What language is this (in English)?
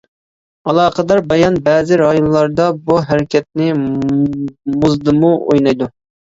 Uyghur